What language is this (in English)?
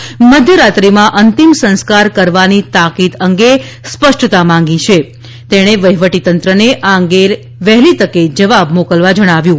Gujarati